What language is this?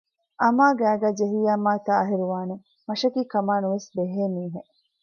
Divehi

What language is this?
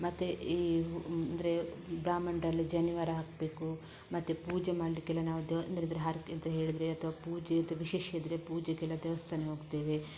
Kannada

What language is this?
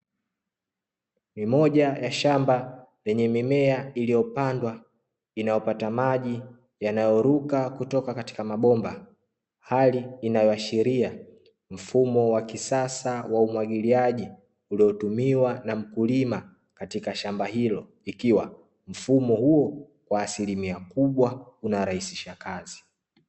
Swahili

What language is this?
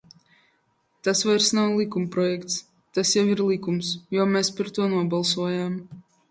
Latvian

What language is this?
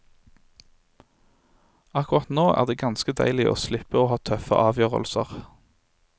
Norwegian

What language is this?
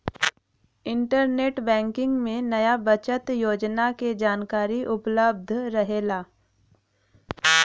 Bhojpuri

